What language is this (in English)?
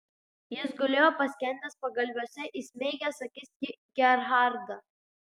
Lithuanian